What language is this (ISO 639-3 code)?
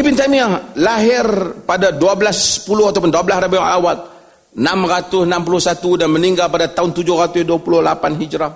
msa